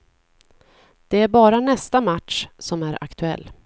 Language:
Swedish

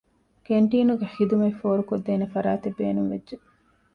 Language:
Divehi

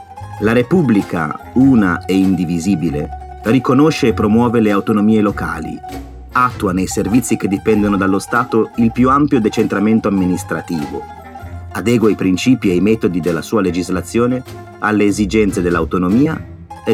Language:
Italian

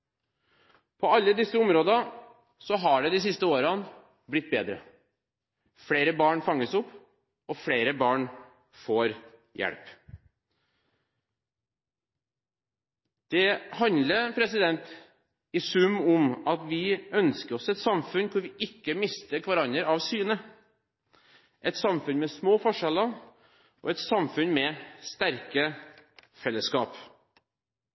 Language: Norwegian Bokmål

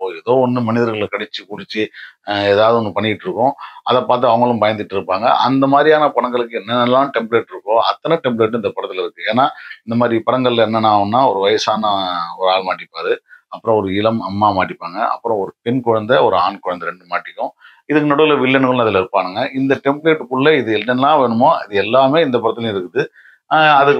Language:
Tamil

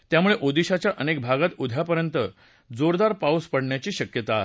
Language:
Marathi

